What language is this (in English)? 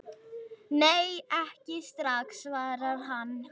Icelandic